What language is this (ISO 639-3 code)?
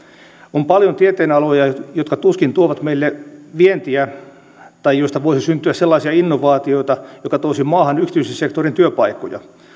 fin